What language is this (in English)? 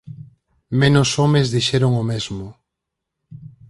Galician